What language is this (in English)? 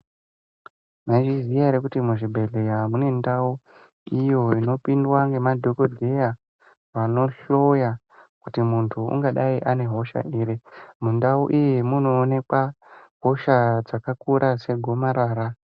Ndau